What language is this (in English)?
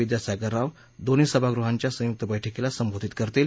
Marathi